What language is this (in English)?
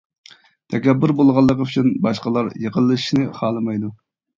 Uyghur